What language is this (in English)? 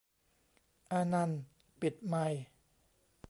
Thai